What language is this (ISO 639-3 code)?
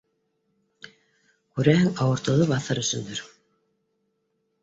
bak